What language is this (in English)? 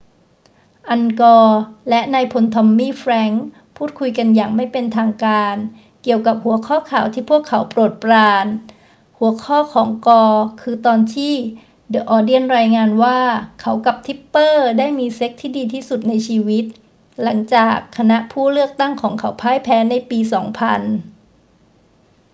Thai